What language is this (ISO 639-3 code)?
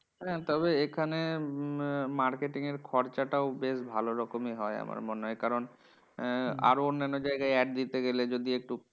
ben